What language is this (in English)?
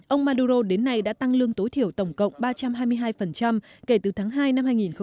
Vietnamese